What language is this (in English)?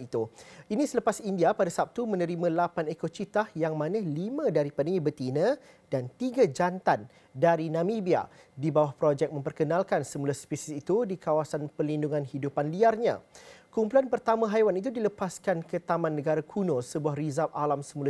Malay